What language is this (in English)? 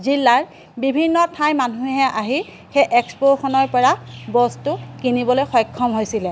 Assamese